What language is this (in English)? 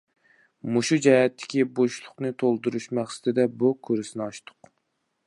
Uyghur